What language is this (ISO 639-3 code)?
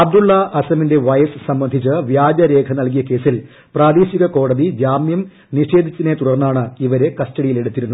mal